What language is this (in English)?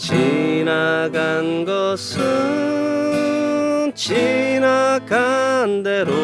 Korean